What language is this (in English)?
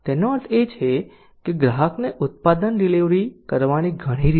Gujarati